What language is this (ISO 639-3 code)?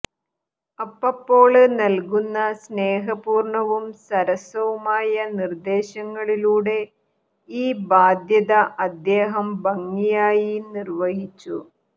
mal